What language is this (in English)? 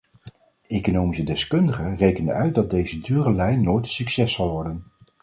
Dutch